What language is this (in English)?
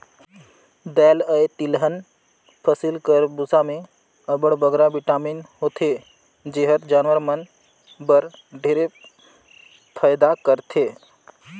Chhattisgarhi